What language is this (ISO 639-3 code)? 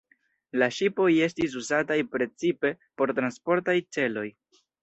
epo